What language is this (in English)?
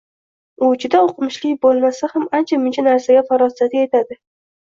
Uzbek